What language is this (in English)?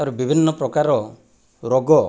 Odia